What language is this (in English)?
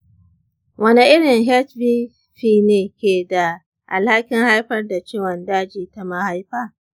Hausa